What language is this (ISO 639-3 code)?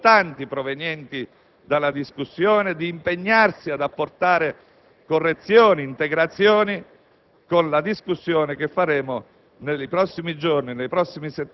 ita